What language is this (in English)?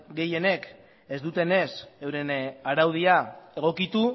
Basque